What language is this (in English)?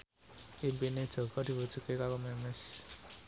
Javanese